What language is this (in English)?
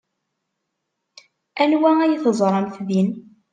Kabyle